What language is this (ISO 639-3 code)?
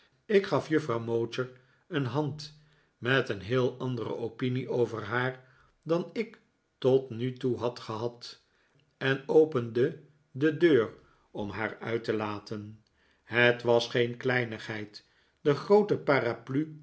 nld